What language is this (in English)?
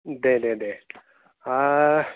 Bodo